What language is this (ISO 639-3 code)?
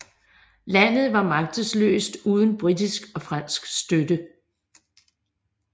dan